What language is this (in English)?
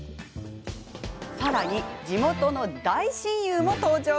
Japanese